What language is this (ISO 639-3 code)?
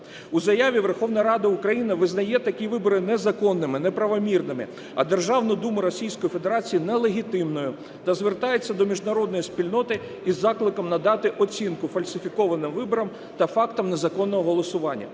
ukr